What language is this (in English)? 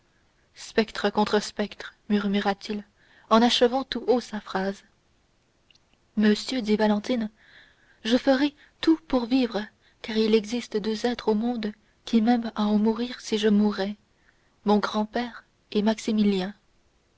French